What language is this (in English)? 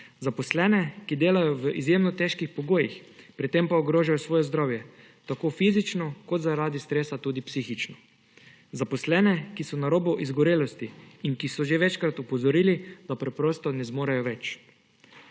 Slovenian